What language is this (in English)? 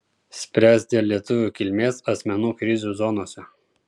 Lithuanian